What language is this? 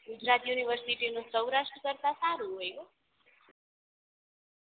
Gujarati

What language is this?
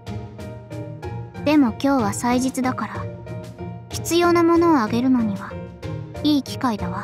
Japanese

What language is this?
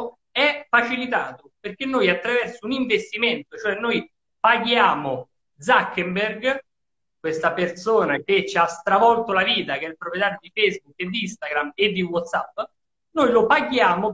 Italian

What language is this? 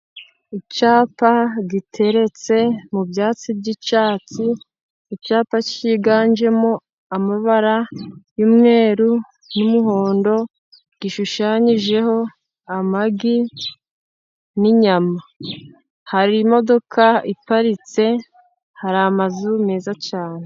Kinyarwanda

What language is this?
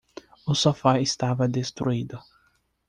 Portuguese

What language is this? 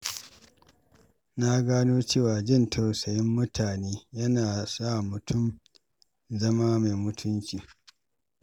Hausa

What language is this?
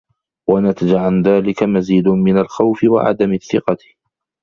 Arabic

